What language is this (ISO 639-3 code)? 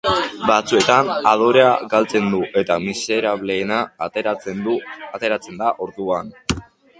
eus